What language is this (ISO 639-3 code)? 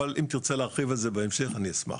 heb